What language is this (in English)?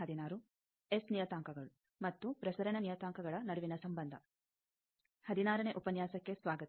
Kannada